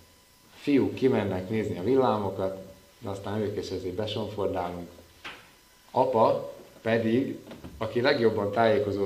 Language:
Hungarian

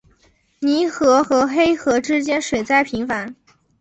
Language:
Chinese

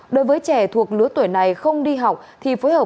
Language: Vietnamese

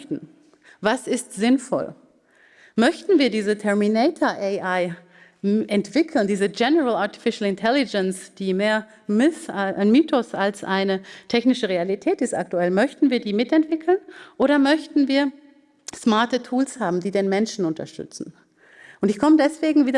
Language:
German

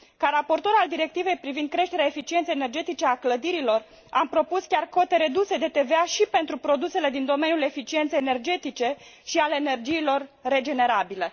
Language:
Romanian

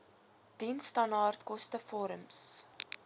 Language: Afrikaans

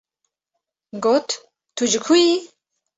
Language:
Kurdish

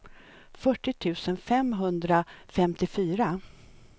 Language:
Swedish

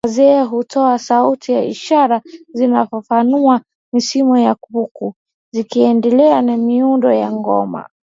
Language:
Swahili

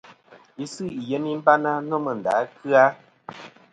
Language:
Kom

